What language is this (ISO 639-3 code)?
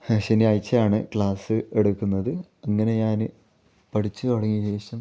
mal